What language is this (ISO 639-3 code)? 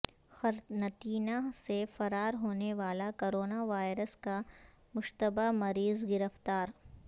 urd